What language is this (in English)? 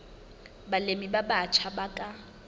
Southern Sotho